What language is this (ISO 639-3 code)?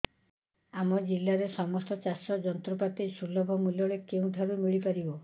ori